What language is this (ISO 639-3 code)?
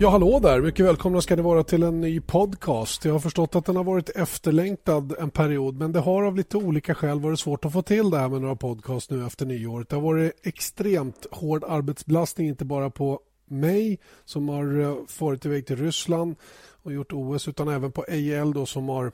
swe